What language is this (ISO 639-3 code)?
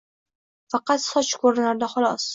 uzb